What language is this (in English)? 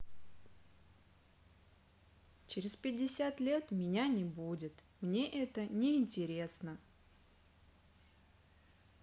Russian